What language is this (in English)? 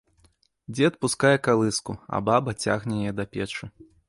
Belarusian